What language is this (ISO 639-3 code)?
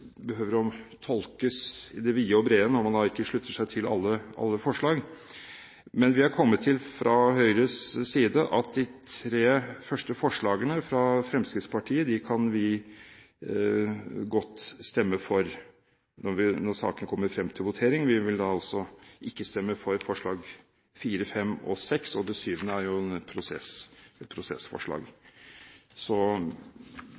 nob